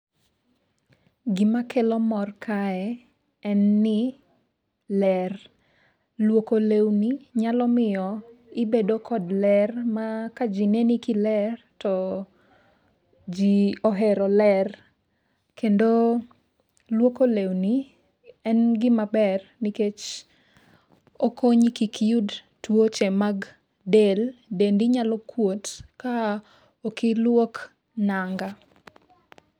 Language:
Luo (Kenya and Tanzania)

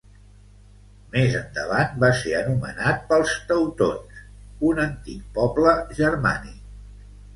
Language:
Catalan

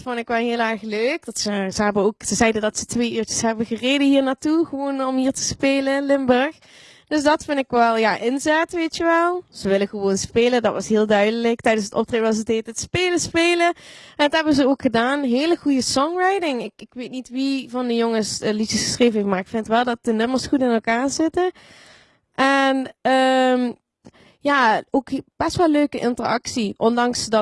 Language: Dutch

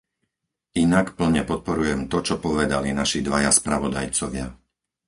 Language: Slovak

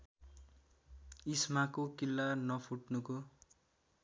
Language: Nepali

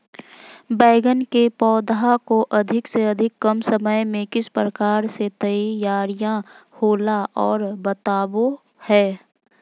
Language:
Magahi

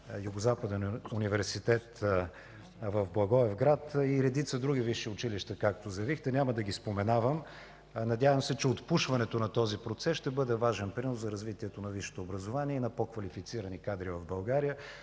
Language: Bulgarian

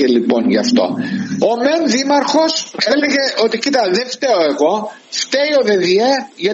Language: Greek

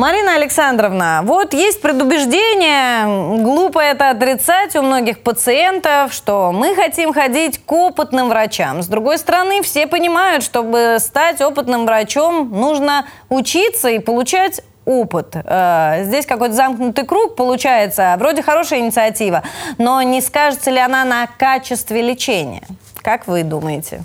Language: Russian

